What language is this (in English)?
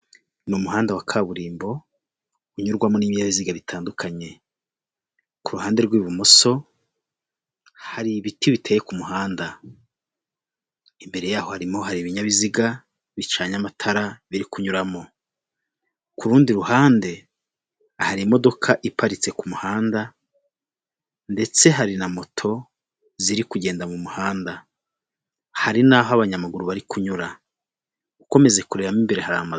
Kinyarwanda